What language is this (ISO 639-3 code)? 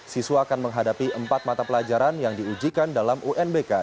ind